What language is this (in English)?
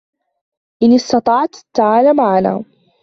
Arabic